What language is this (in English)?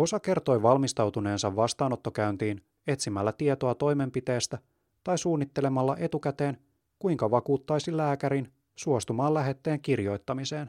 Finnish